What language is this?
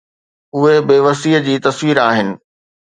Sindhi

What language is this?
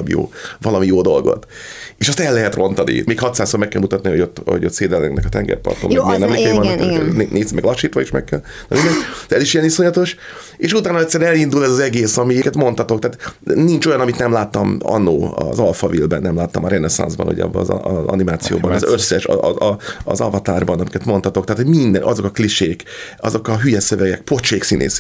Hungarian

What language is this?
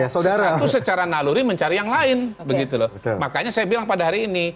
Indonesian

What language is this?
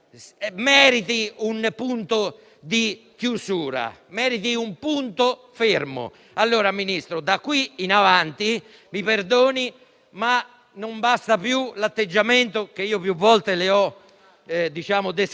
Italian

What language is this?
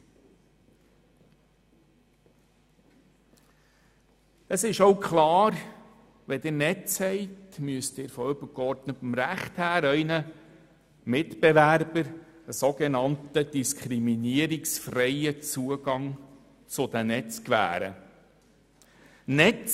Swiss German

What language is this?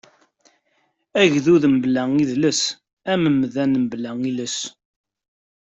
Kabyle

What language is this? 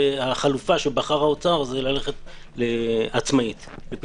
Hebrew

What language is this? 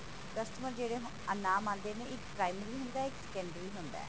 Punjabi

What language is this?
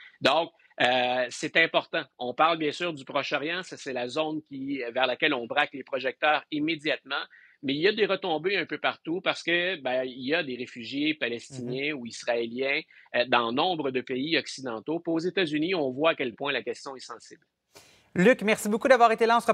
French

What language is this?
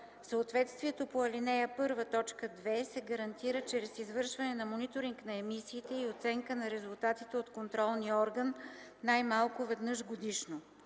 Bulgarian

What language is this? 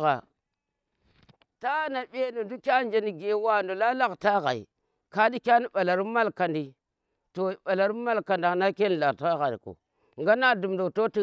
Tera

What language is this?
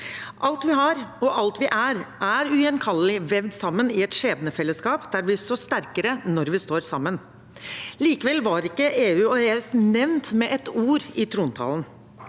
Norwegian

